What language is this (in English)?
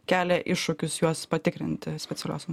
Lithuanian